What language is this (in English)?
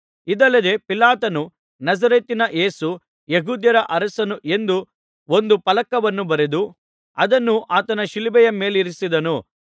Kannada